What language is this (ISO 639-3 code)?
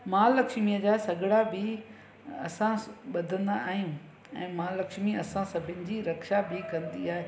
snd